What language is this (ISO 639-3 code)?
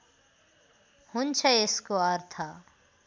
nep